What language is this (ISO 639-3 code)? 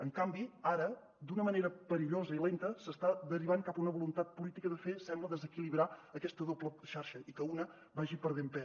cat